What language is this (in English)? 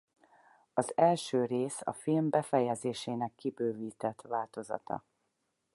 Hungarian